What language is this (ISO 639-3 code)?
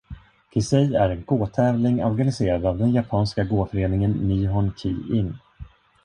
swe